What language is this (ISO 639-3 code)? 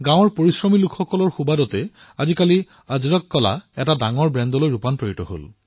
asm